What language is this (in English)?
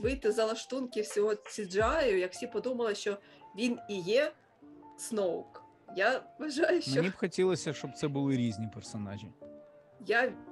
Ukrainian